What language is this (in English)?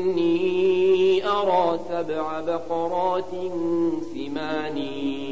Arabic